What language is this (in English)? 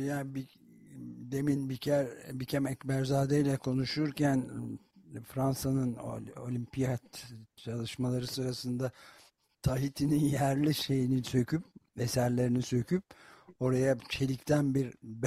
Turkish